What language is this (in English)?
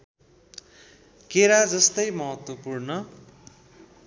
Nepali